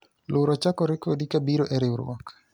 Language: Luo (Kenya and Tanzania)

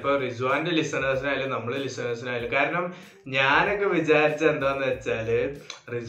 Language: Malayalam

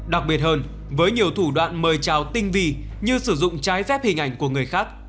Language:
Vietnamese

